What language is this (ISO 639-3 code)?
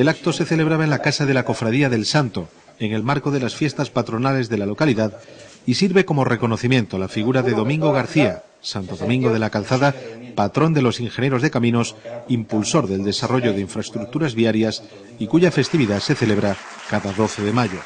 spa